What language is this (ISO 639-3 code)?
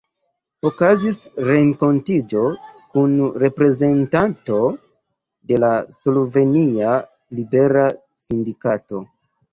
epo